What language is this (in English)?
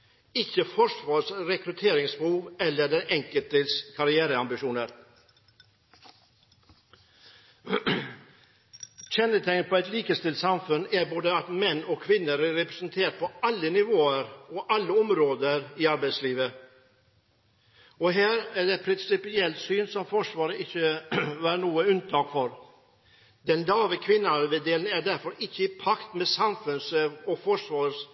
Norwegian Bokmål